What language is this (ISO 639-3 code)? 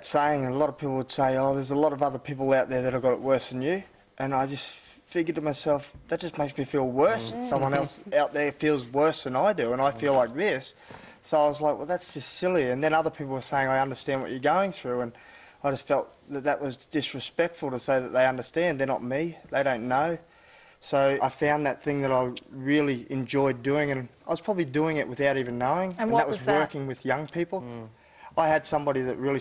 eng